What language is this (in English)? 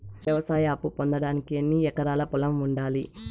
Telugu